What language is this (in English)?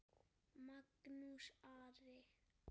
Icelandic